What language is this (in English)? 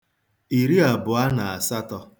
Igbo